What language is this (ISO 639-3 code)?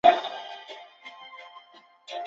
zho